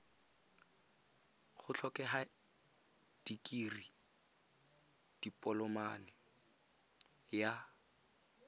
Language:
Tswana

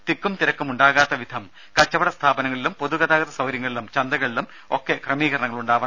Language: Malayalam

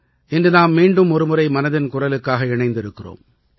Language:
Tamil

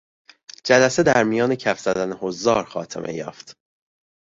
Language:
Persian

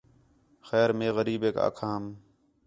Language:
Khetrani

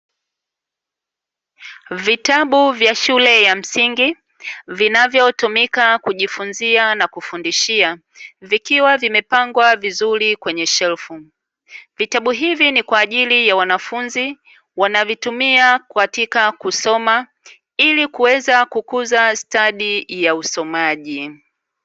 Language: Swahili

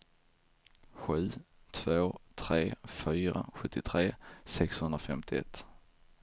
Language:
Swedish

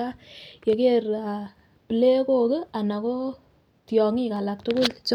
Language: Kalenjin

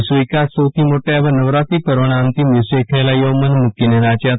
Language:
Gujarati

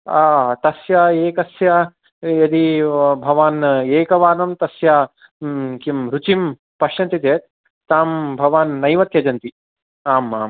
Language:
Sanskrit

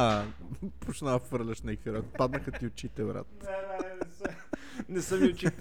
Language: Bulgarian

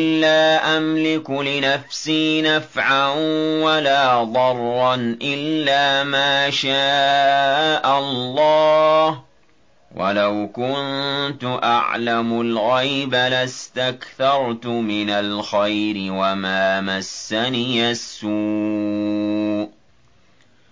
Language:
Arabic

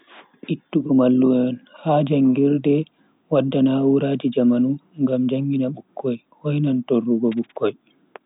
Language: Bagirmi Fulfulde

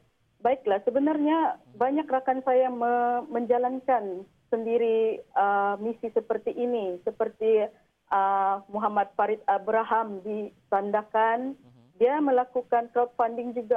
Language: Malay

